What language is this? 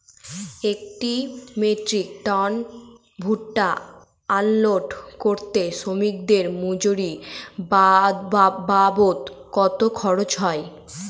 Bangla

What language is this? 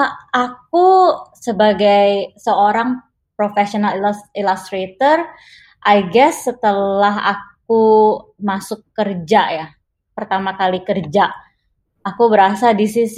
Indonesian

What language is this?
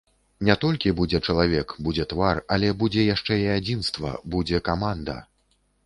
Belarusian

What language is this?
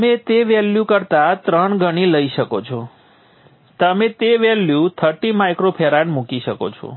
Gujarati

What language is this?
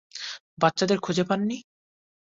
Bangla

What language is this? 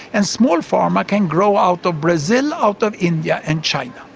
English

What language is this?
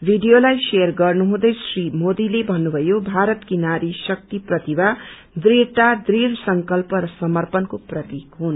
Nepali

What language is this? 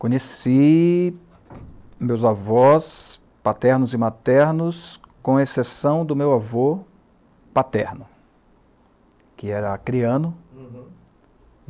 Portuguese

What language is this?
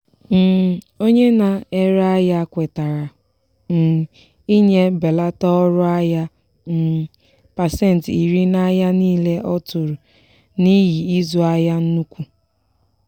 Igbo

